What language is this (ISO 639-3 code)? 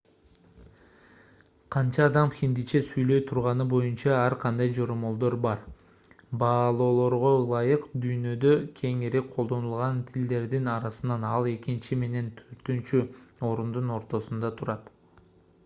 kir